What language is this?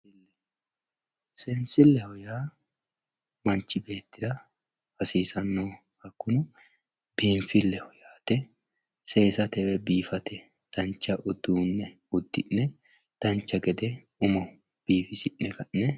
Sidamo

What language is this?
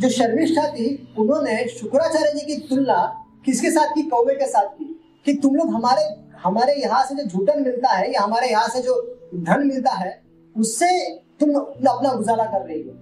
Hindi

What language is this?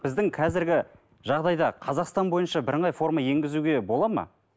Kazakh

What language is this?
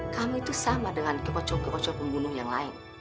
Indonesian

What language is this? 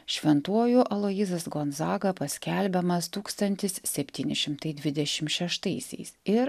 Lithuanian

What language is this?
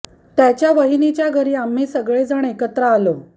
Marathi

